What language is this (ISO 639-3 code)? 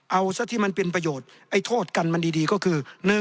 tha